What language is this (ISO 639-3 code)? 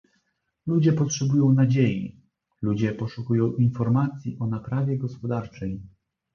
pol